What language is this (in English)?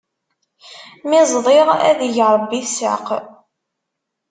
Kabyle